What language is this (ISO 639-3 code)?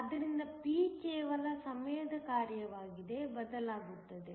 kan